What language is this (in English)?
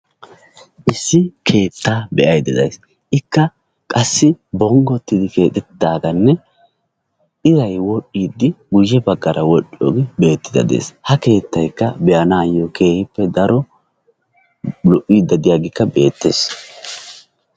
Wolaytta